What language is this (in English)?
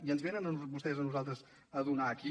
Catalan